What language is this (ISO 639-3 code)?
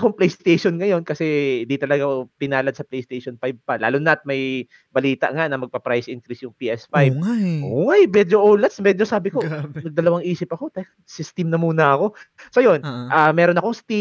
fil